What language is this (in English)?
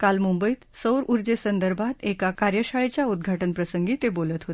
Marathi